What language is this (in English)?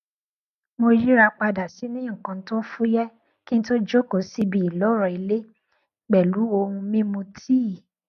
Yoruba